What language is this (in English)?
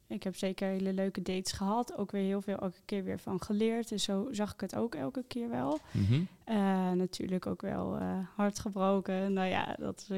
Dutch